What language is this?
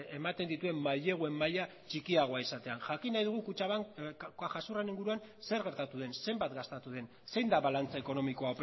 Basque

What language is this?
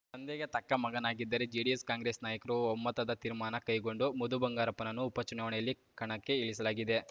Kannada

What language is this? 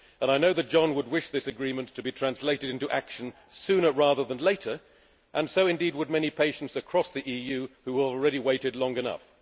English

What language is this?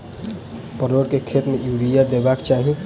Maithili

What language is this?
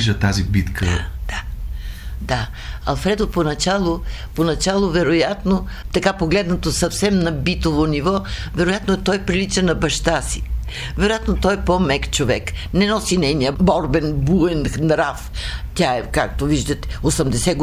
Bulgarian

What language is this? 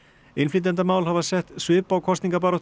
Icelandic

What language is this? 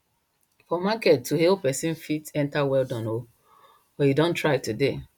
Nigerian Pidgin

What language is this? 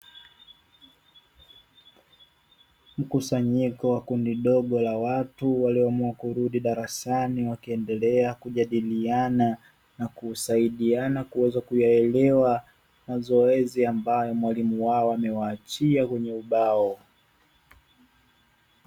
Swahili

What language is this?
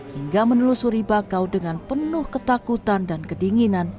Indonesian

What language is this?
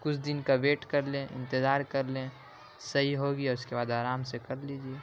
Urdu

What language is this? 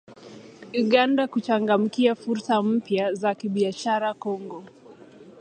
Swahili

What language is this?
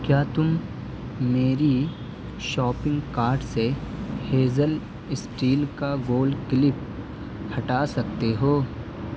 Urdu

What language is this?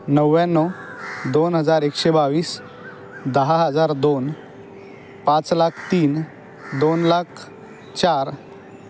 Marathi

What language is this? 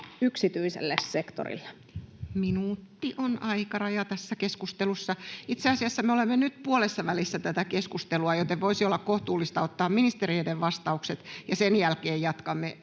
Finnish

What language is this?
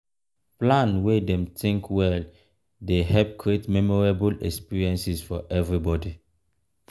Nigerian Pidgin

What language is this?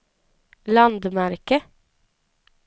Swedish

